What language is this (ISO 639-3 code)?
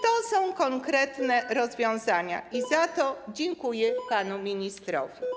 pol